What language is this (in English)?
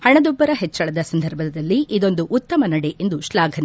Kannada